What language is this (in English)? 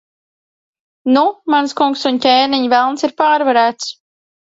Latvian